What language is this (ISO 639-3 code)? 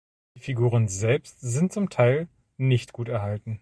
deu